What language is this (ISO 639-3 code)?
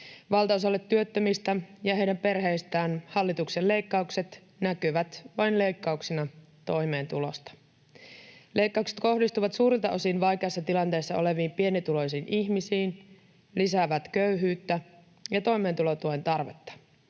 fin